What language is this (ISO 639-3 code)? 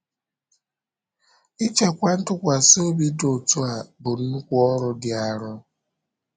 ibo